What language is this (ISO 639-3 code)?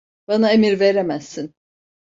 tur